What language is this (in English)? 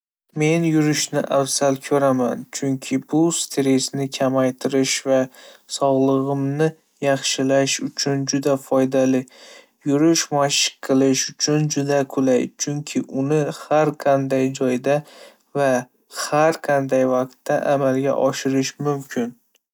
Uzbek